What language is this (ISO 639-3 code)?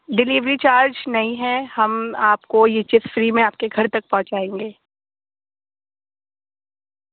urd